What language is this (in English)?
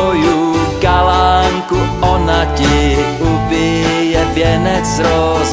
Slovak